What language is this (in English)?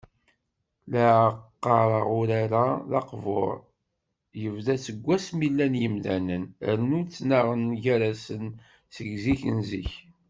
Kabyle